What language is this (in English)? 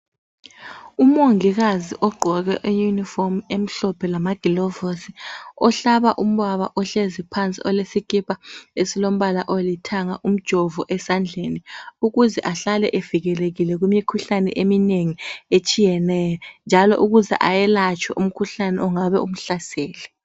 North Ndebele